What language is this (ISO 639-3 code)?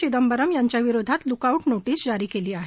mar